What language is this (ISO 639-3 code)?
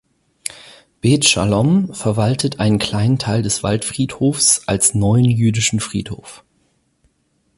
deu